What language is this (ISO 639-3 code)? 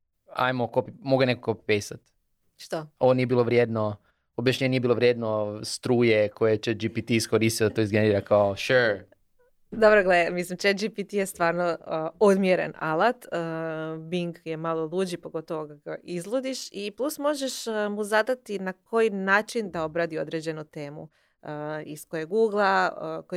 hrv